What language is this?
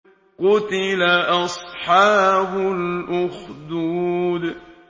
Arabic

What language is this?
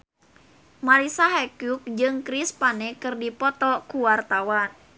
Sundanese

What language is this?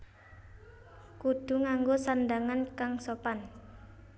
Javanese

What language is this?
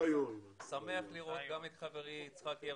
Hebrew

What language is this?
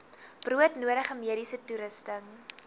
Afrikaans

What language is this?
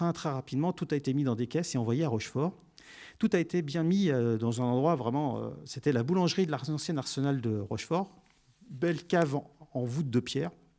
French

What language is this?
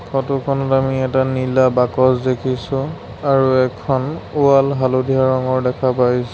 Assamese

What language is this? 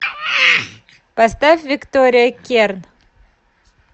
Russian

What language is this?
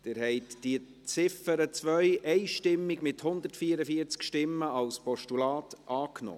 Swiss German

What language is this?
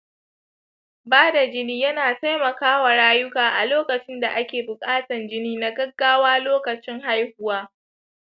Hausa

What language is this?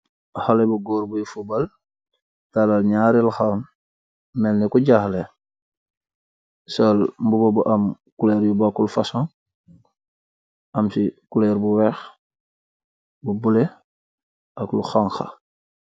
Wolof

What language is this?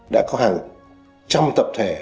Vietnamese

